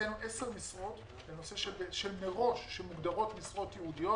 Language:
Hebrew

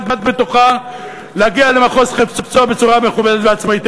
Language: Hebrew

